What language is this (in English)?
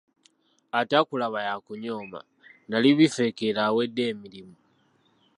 Ganda